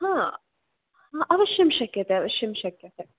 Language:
Sanskrit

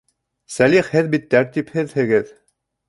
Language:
Bashkir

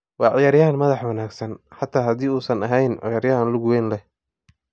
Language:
Somali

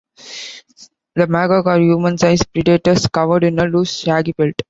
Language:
English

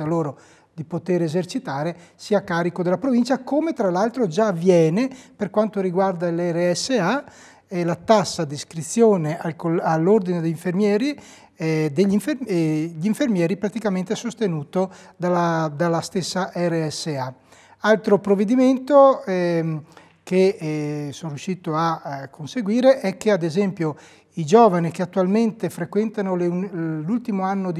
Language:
Italian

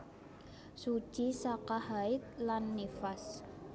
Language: Javanese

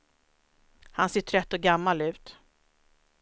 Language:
Swedish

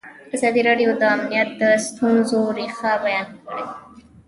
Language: Pashto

